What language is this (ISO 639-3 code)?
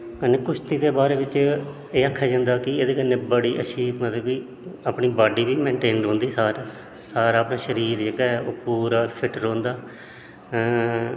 doi